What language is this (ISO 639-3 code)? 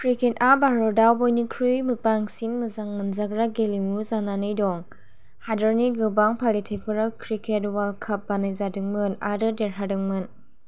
brx